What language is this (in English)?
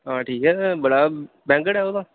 Dogri